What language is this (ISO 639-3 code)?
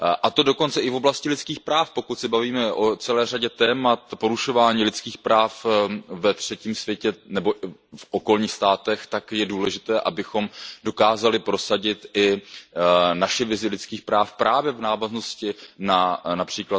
ces